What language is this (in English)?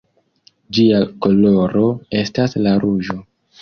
Esperanto